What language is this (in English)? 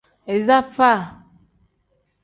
Tem